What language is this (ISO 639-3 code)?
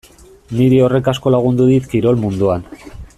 eus